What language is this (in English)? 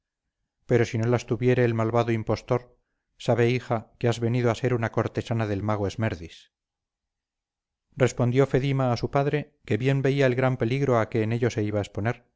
Spanish